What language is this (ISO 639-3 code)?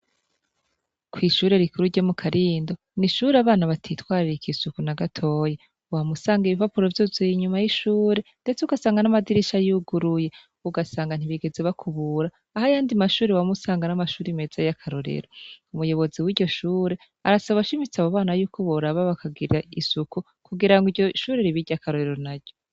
run